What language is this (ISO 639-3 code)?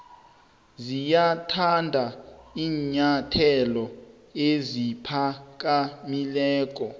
nbl